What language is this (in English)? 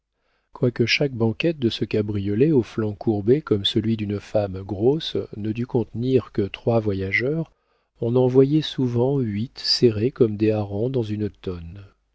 French